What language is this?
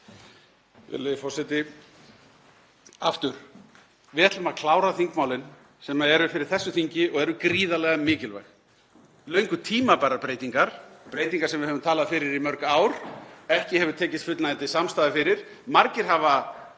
Icelandic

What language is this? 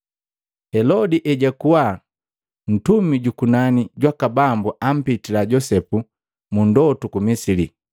Matengo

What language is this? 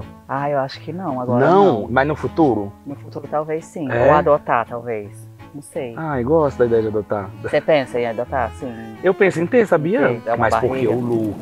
Portuguese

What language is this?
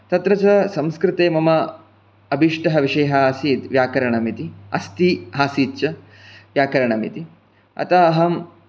Sanskrit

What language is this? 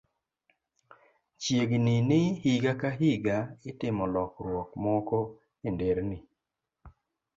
Luo (Kenya and Tanzania)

